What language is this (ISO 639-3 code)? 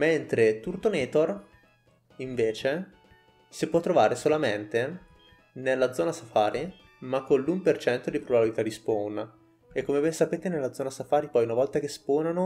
ita